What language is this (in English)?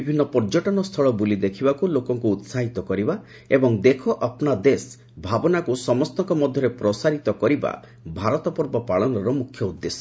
Odia